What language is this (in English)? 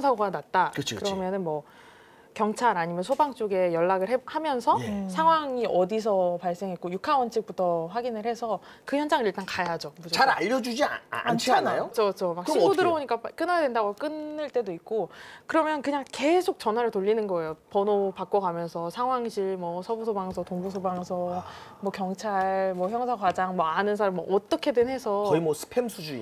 Korean